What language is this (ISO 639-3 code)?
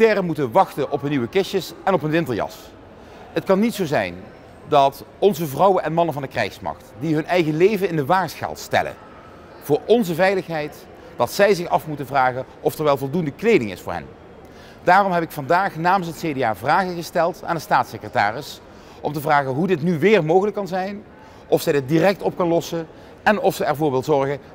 nld